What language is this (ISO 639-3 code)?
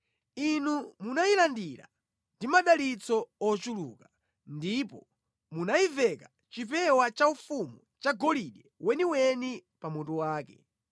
nya